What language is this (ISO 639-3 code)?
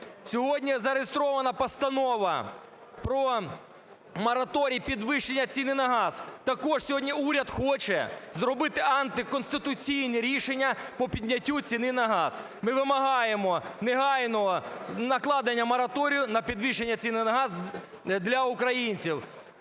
ukr